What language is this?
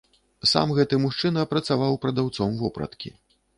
Belarusian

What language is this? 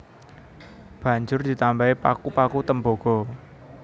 Javanese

